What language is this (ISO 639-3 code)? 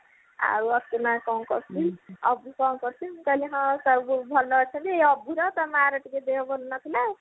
ori